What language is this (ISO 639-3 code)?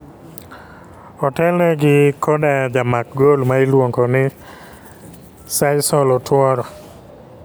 luo